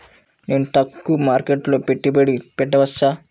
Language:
Telugu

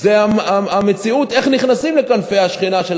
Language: Hebrew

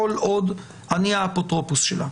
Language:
Hebrew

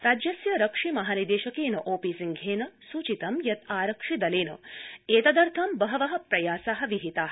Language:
Sanskrit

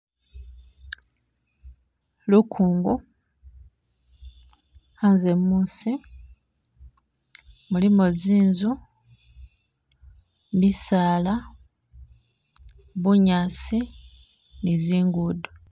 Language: Masaaba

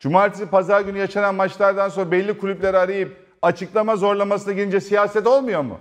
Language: Turkish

